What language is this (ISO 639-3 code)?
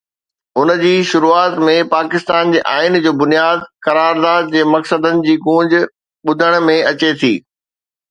snd